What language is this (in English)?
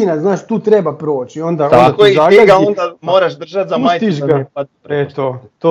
Croatian